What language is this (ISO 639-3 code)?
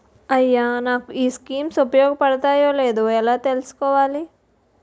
tel